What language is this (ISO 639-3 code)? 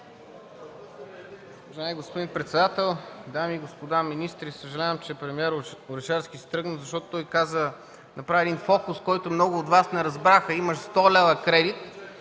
bul